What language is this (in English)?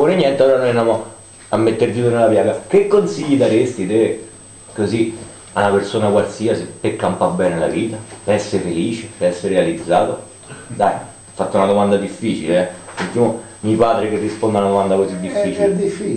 Italian